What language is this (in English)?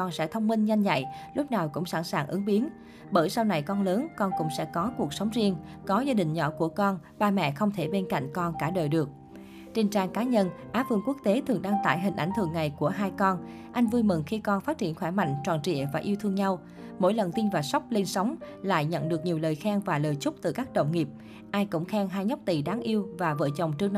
Vietnamese